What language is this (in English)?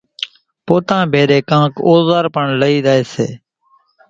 Kachi Koli